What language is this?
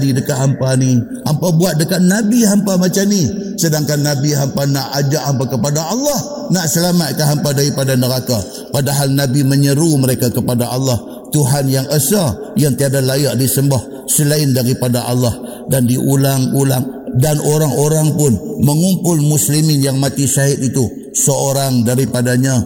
Malay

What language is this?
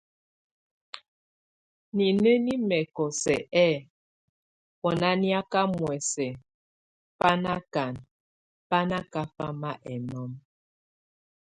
Tunen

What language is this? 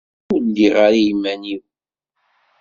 Kabyle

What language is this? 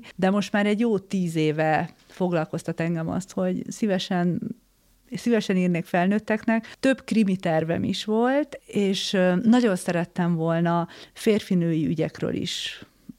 Hungarian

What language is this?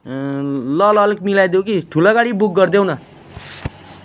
Nepali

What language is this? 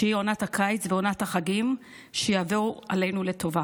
Hebrew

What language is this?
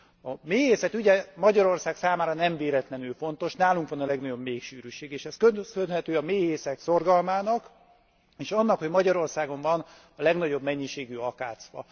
Hungarian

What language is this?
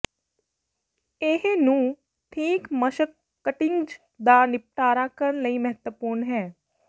Punjabi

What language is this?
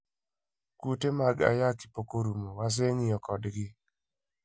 Luo (Kenya and Tanzania)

